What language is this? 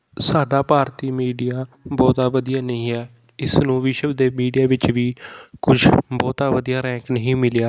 Punjabi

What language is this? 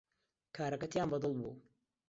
Central Kurdish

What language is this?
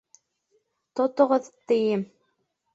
Bashkir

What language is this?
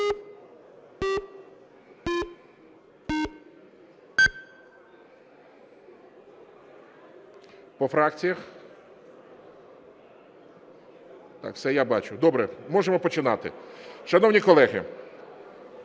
Ukrainian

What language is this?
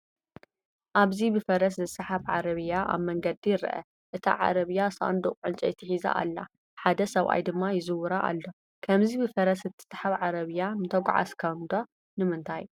Tigrinya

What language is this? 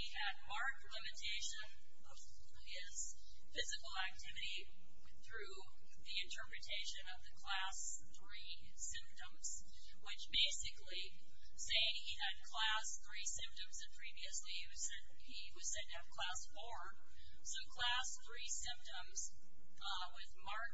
English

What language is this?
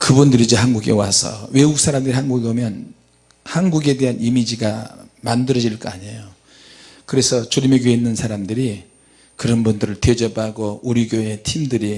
Korean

